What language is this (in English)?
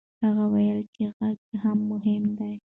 Pashto